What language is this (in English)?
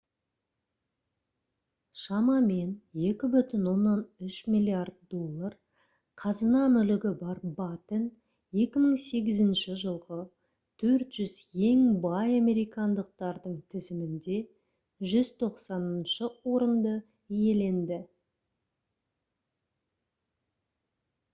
Kazakh